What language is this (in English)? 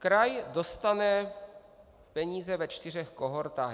Czech